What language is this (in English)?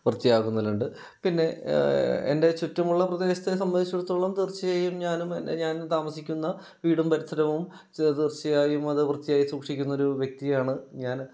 Malayalam